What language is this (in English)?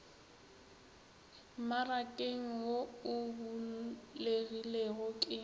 Northern Sotho